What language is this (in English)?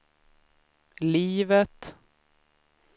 Swedish